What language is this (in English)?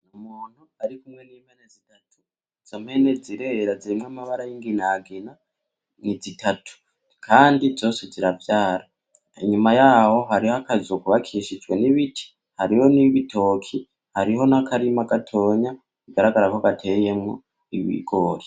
Rundi